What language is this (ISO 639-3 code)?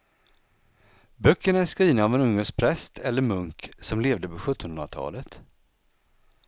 swe